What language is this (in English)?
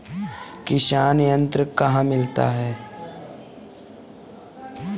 Hindi